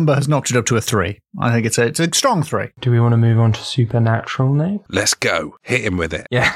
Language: English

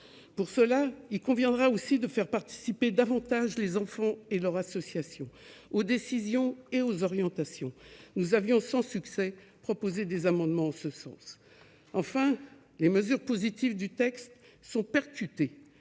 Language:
French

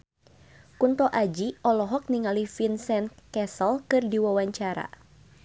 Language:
Sundanese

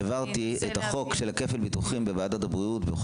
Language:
Hebrew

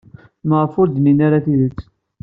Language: Kabyle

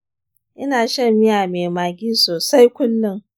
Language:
Hausa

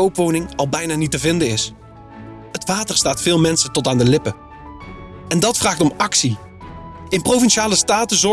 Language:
Dutch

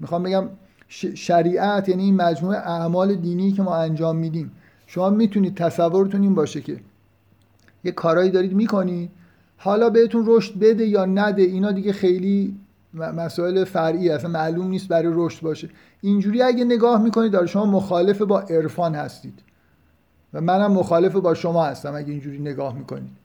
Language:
Persian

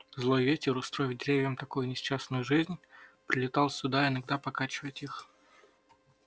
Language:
Russian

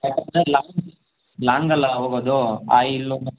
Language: Kannada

